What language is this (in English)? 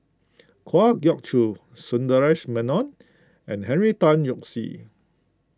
English